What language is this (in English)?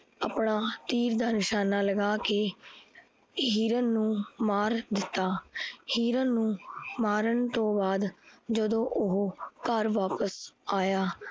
Punjabi